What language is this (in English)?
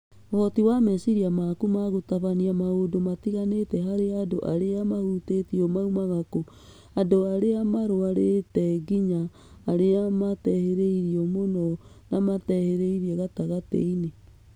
Kikuyu